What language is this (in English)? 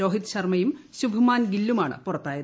Malayalam